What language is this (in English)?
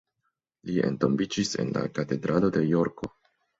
Esperanto